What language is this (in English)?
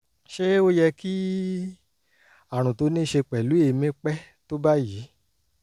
Yoruba